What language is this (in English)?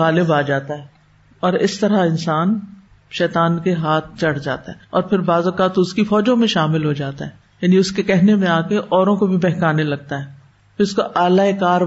Urdu